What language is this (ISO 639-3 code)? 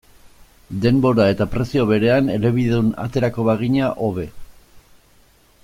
eus